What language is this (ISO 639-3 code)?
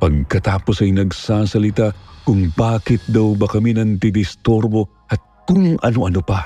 fil